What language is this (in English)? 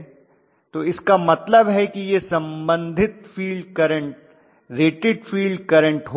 Hindi